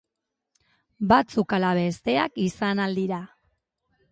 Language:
Basque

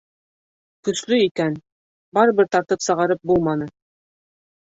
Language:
Bashkir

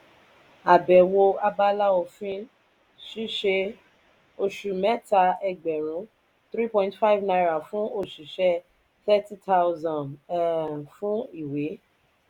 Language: Yoruba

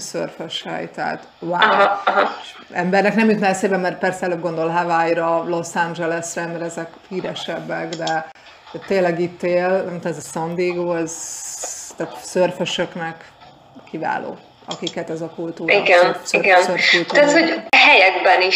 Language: Hungarian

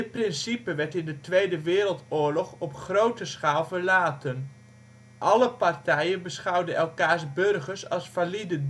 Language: Dutch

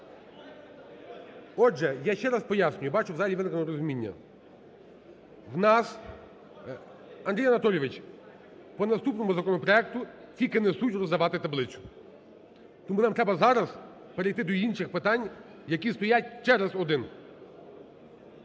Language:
Ukrainian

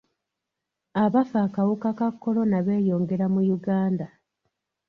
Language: Ganda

